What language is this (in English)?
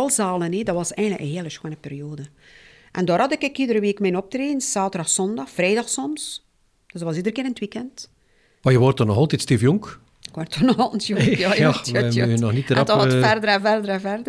Dutch